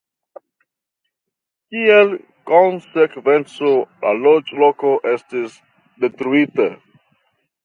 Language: Esperanto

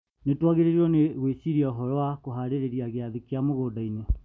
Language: Kikuyu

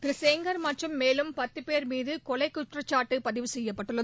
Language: Tamil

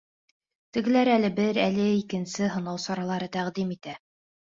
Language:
Bashkir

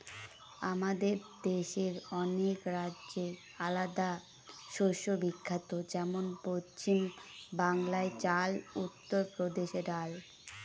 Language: Bangla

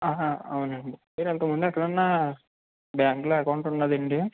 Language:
Telugu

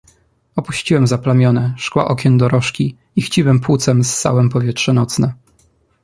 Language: Polish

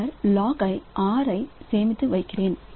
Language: Tamil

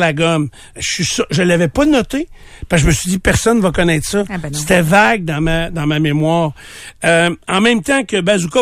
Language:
French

